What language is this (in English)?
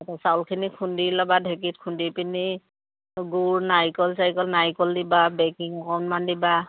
Assamese